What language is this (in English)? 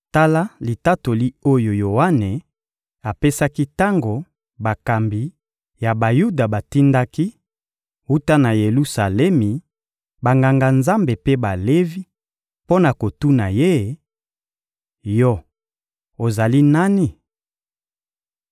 Lingala